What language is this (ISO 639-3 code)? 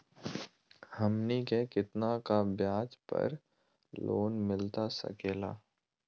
mag